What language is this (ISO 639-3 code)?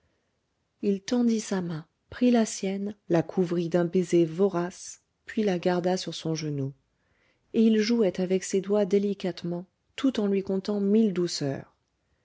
fra